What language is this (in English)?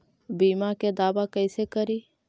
Magahi